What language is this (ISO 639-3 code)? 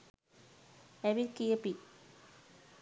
sin